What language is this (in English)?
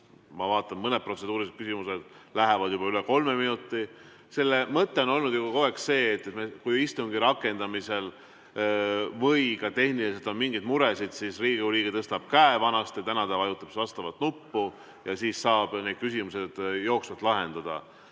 Estonian